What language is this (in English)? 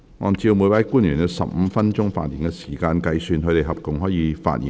Cantonese